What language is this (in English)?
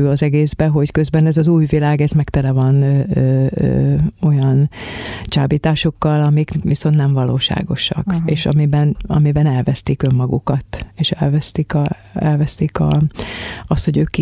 Hungarian